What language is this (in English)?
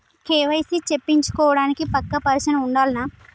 Telugu